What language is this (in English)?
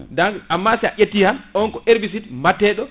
Fula